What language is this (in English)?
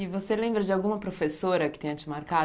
Portuguese